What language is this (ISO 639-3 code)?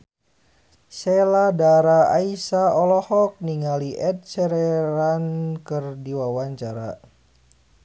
sun